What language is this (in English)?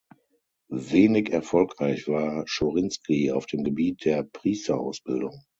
German